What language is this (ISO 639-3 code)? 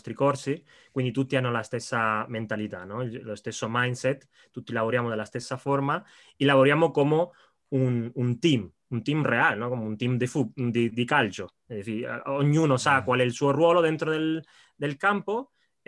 ita